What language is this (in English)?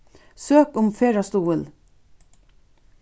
Faroese